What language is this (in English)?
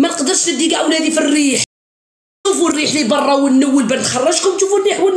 Arabic